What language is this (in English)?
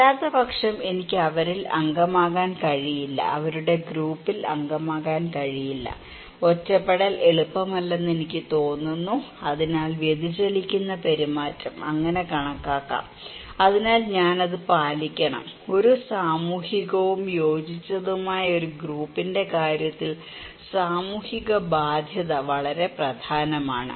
Malayalam